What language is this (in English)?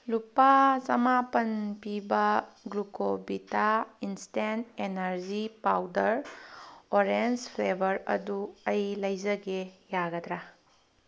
Manipuri